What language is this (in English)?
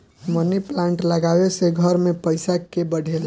Bhojpuri